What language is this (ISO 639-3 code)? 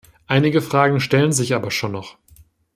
deu